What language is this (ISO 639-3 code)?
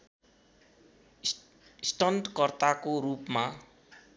nep